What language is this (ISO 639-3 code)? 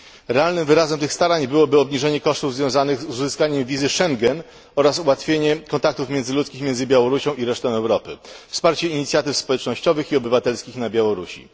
pol